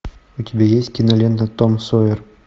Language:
Russian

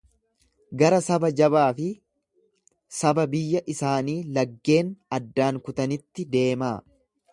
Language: Oromo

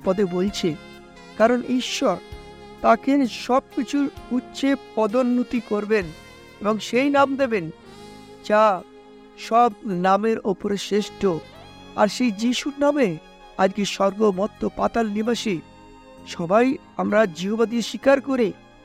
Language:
Bangla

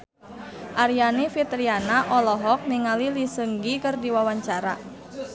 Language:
Sundanese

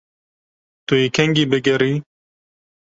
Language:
Kurdish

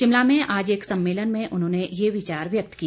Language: Hindi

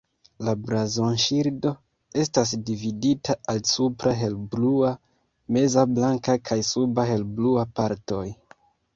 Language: Esperanto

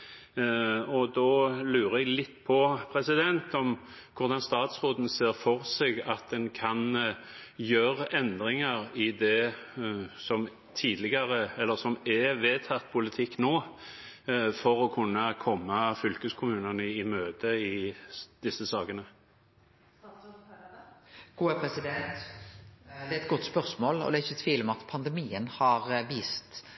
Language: Norwegian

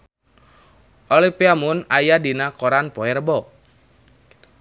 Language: Sundanese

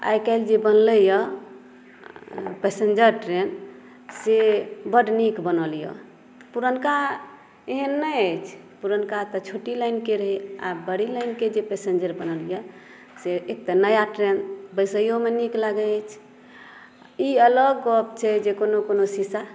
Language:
Maithili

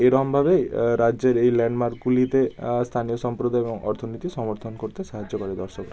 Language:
Bangla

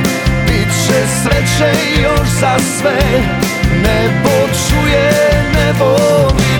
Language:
Croatian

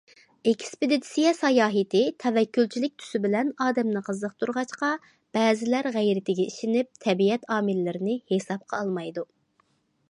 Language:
Uyghur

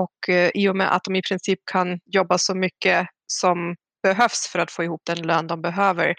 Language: Swedish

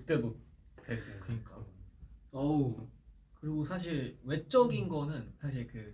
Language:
Korean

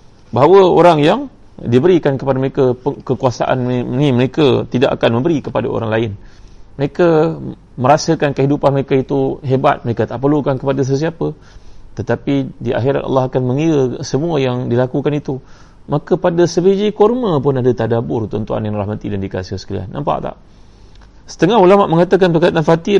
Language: Malay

